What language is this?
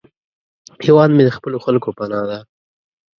Pashto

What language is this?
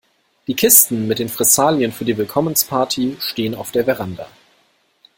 German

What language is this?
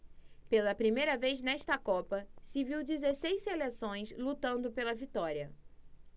Portuguese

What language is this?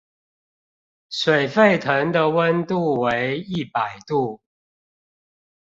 Chinese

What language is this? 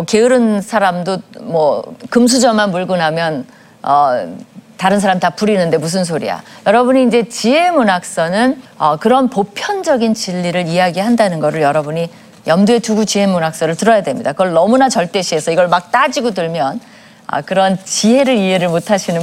Korean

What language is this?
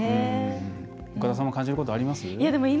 Japanese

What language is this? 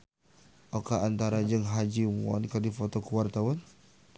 Sundanese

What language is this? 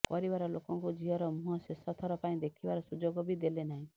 Odia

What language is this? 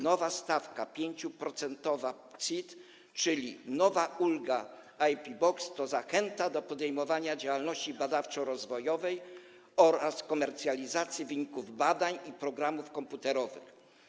Polish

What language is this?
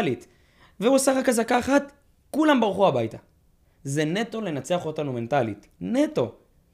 Hebrew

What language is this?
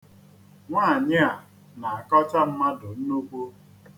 Igbo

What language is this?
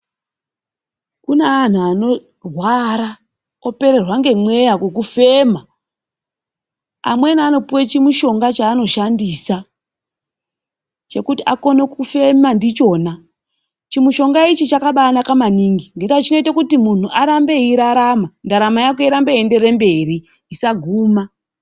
Ndau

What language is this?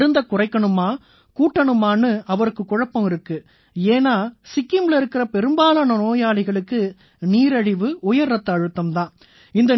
Tamil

